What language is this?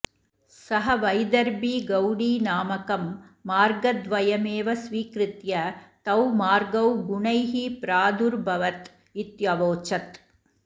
Sanskrit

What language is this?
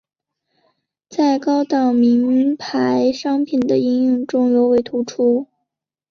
Chinese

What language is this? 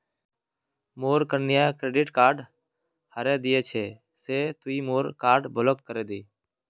Magahi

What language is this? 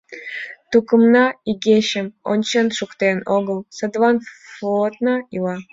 Mari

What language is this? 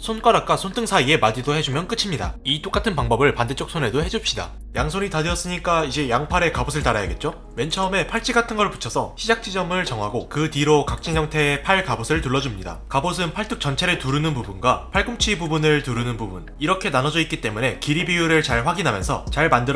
Korean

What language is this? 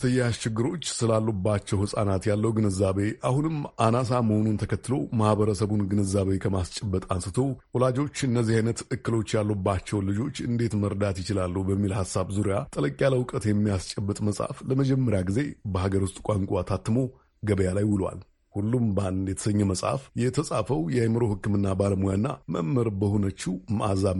Amharic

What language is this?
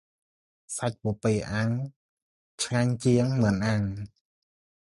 Khmer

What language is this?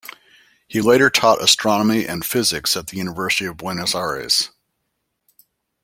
English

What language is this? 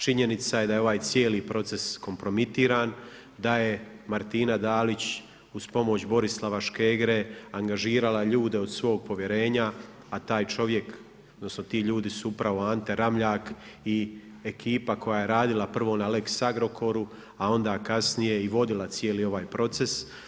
Croatian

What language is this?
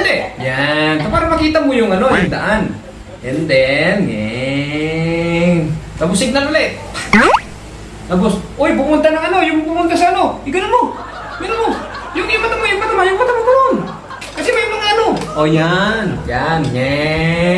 Indonesian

